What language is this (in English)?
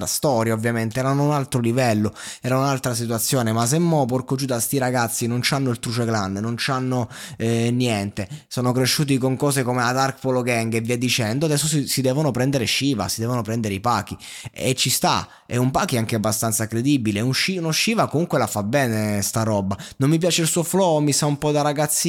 Italian